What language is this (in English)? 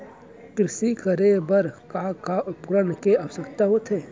Chhattisgarhi